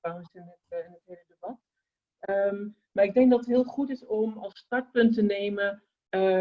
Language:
Dutch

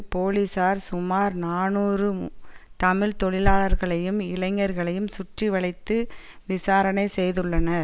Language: Tamil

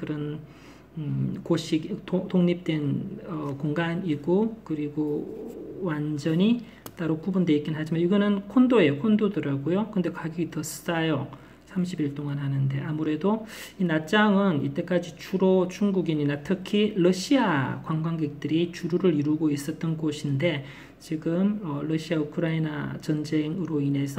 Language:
Korean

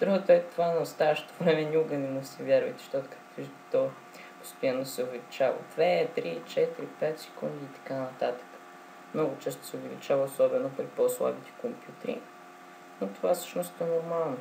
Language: Bulgarian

